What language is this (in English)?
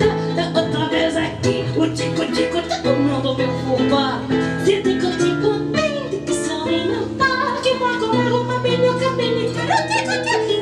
Portuguese